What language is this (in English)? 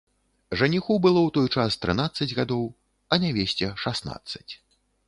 Belarusian